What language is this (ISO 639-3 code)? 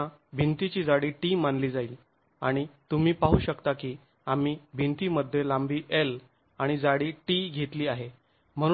mar